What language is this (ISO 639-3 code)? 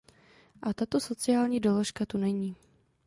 ces